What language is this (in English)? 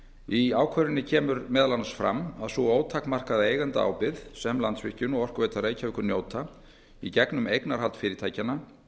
Icelandic